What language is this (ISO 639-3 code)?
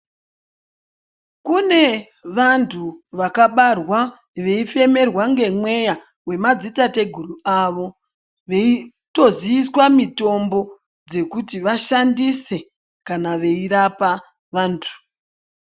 ndc